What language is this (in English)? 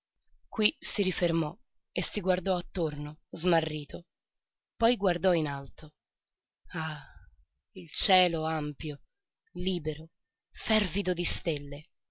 Italian